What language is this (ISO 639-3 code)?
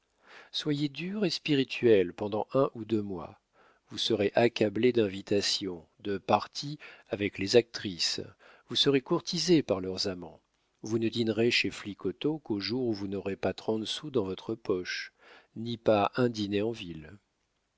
fra